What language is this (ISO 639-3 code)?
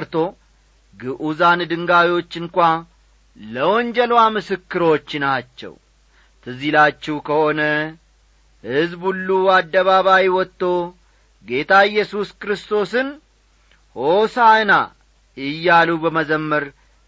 amh